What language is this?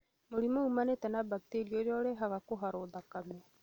Kikuyu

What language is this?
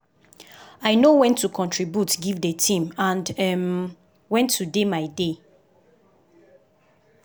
Nigerian Pidgin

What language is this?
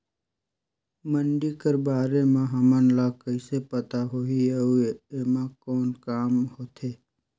Chhattisgarhi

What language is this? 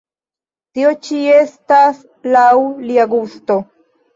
Esperanto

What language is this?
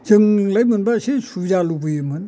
Bodo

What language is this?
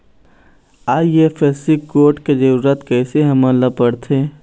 Chhattisgarhi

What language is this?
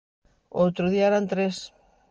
Galician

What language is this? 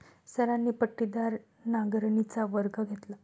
Marathi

